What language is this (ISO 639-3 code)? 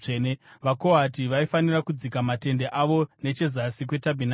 sna